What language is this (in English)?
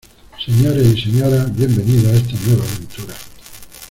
Spanish